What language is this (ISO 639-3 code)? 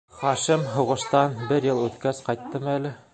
bak